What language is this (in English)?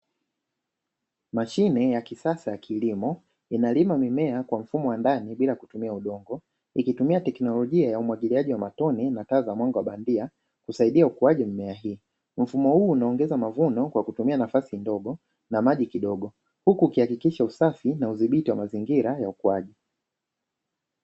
Swahili